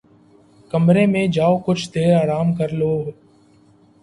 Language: Urdu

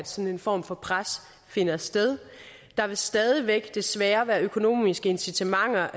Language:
Danish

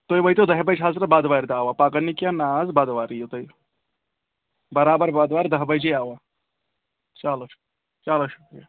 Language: Kashmiri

